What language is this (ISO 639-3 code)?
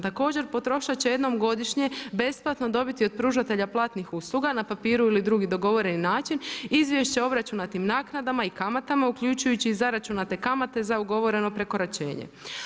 hrv